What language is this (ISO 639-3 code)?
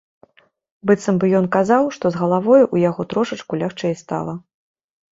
bel